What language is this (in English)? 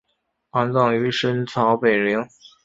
Chinese